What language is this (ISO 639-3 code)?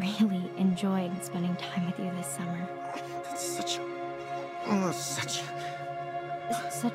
pol